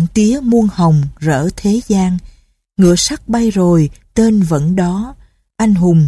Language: Vietnamese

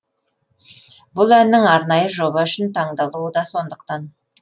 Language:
Kazakh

